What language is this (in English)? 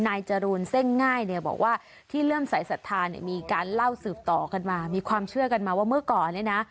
Thai